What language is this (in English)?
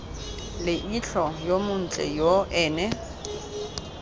Tswana